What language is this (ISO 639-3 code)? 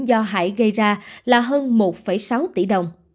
vie